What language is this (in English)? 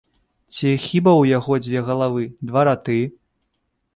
Belarusian